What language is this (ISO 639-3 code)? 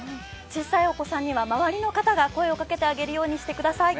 jpn